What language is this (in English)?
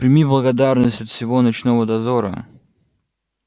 Russian